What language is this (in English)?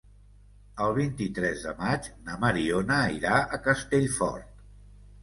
Catalan